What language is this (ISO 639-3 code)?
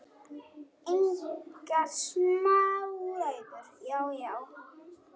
isl